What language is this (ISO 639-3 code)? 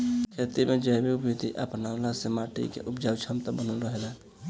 bho